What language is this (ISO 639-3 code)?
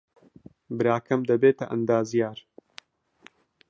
ckb